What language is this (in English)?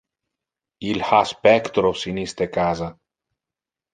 Interlingua